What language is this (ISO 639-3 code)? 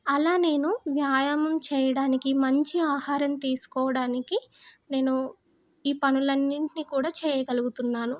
tel